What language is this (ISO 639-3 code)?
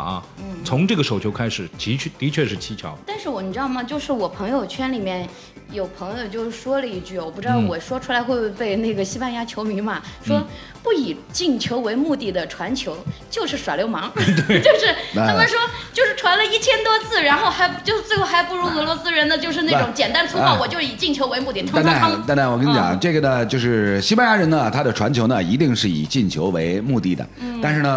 zho